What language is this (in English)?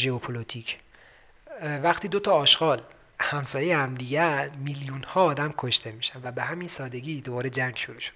Persian